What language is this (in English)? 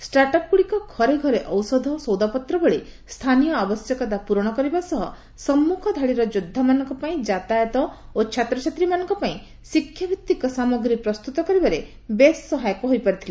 Odia